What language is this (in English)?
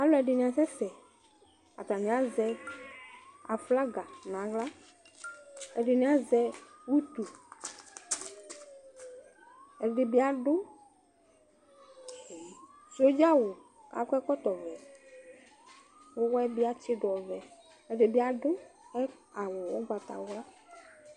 Ikposo